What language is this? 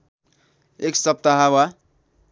Nepali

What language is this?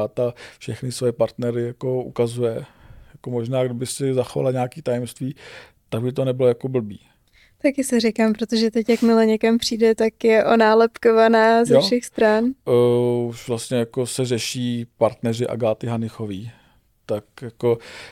Czech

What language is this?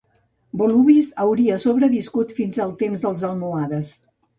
Catalan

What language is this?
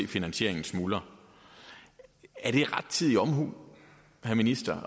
Danish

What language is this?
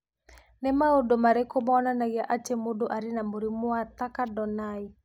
Kikuyu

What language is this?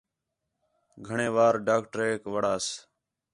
Khetrani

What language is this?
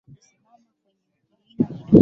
Swahili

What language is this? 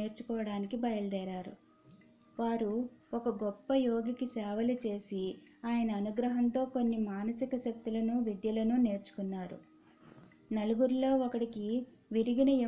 Telugu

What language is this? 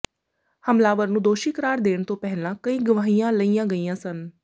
Punjabi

